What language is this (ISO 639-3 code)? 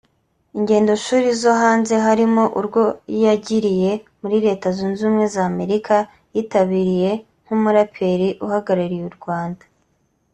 kin